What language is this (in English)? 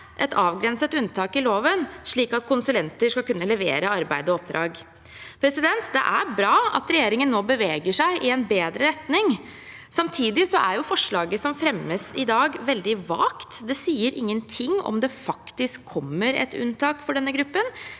Norwegian